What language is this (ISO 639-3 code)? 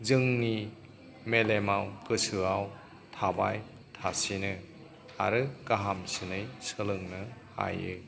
brx